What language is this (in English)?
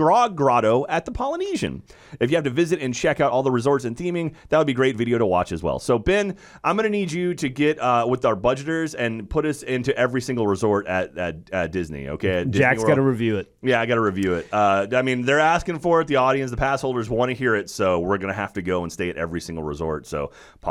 English